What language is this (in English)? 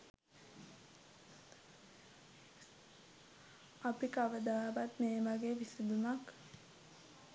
Sinhala